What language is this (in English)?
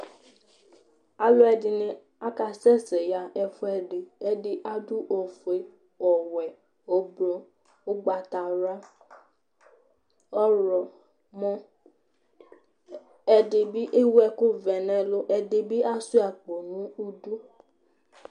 Ikposo